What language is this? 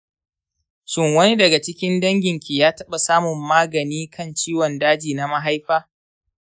Hausa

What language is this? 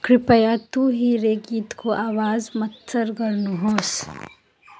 Nepali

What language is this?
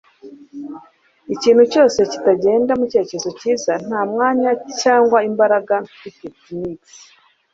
Kinyarwanda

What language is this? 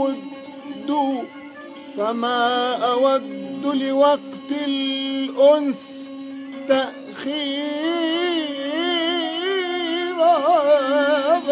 Arabic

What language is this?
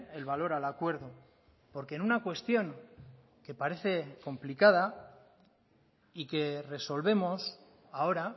Spanish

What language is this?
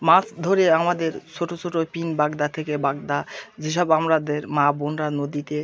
Bangla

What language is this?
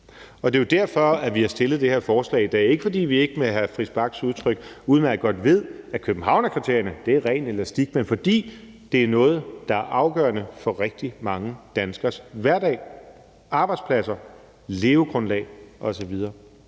Danish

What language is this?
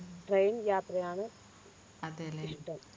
Malayalam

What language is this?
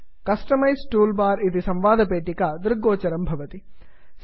Sanskrit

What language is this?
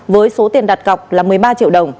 Vietnamese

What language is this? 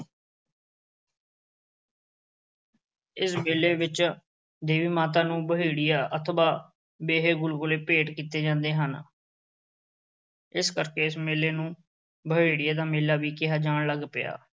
Punjabi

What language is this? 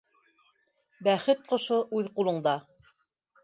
Bashkir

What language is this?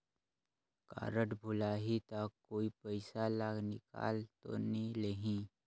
Chhattisgarhi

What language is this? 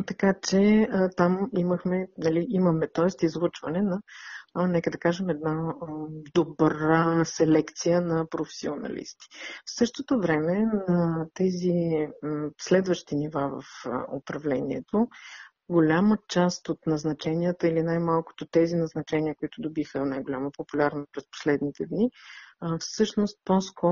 Bulgarian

